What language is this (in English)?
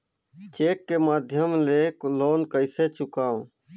Chhattisgarhi